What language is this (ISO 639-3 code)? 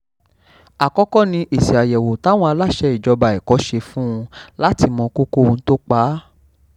yor